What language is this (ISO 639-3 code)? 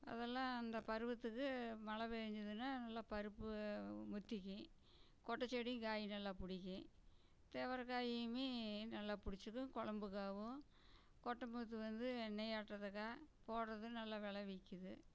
tam